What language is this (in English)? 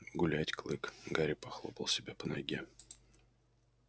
Russian